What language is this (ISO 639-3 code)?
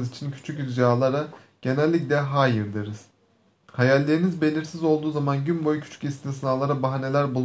tur